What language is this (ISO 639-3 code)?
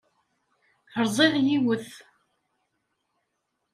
kab